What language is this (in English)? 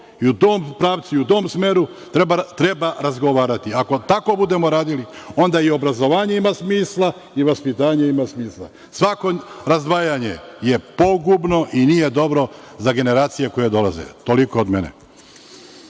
Serbian